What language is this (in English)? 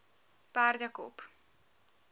Afrikaans